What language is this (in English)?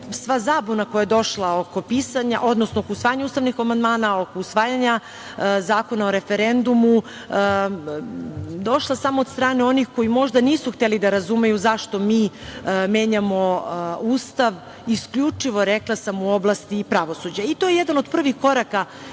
Serbian